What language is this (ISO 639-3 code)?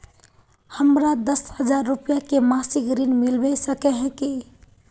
mag